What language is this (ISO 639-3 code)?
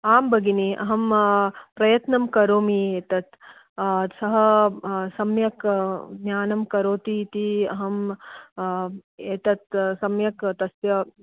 san